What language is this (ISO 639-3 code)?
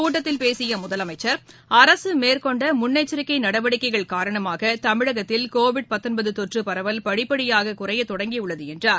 tam